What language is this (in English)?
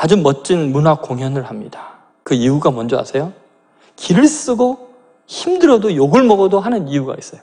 Korean